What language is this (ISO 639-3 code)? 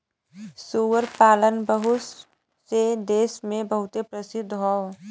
bho